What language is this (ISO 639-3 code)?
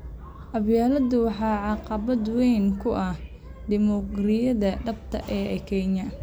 som